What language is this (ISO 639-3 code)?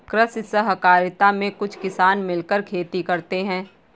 hin